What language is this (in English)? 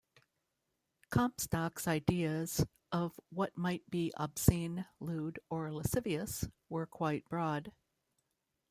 English